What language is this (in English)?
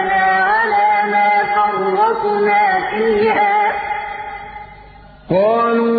Arabic